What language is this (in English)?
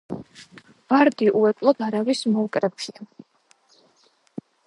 Georgian